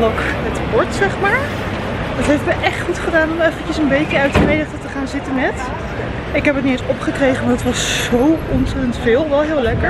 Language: Dutch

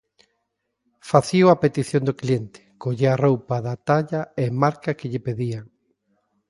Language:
Galician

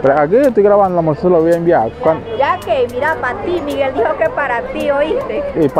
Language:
Spanish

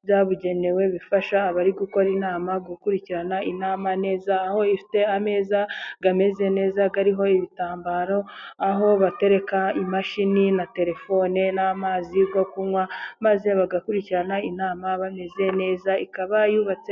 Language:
Kinyarwanda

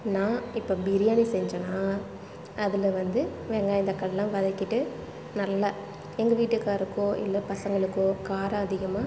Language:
Tamil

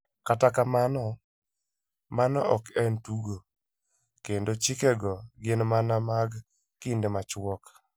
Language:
Luo (Kenya and Tanzania)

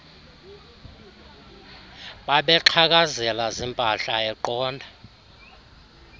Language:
Xhosa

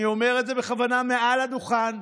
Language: Hebrew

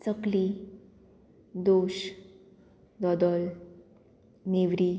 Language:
Konkani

